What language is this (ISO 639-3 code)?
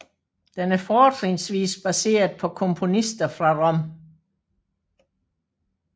dan